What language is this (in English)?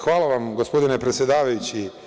Serbian